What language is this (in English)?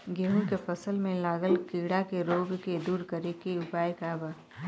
Bhojpuri